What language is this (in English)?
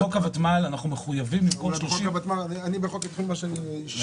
Hebrew